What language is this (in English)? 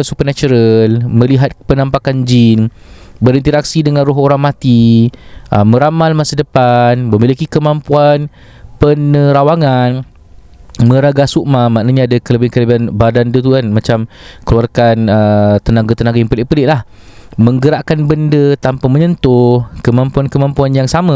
Malay